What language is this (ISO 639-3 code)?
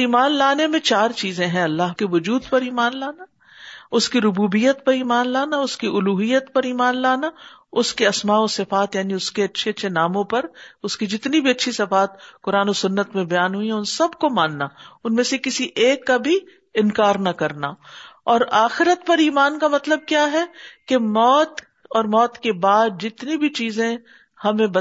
urd